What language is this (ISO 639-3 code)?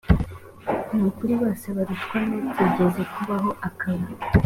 kin